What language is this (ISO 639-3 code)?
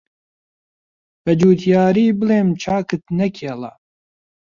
ckb